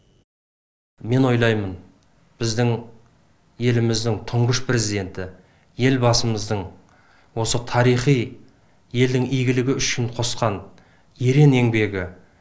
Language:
Kazakh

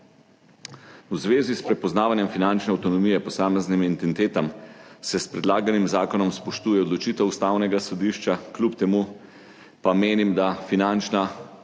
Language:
Slovenian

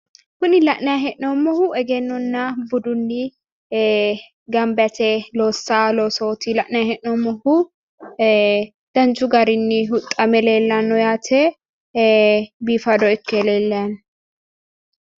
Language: Sidamo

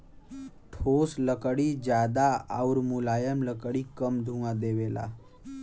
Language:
Bhojpuri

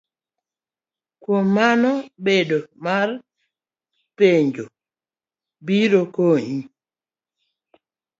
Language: Luo (Kenya and Tanzania)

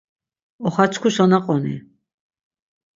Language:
Laz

